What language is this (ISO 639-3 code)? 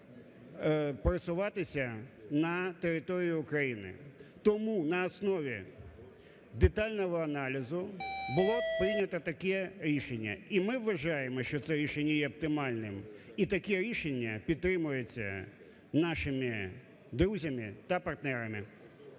ukr